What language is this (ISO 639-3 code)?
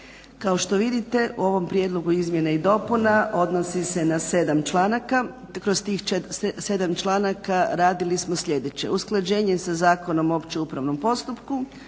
hrv